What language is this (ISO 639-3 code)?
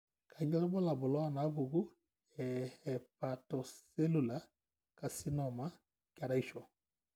mas